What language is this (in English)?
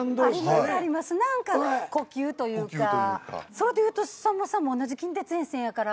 Japanese